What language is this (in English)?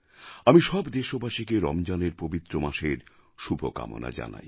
Bangla